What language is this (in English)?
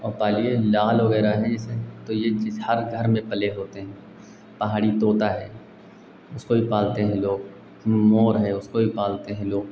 Hindi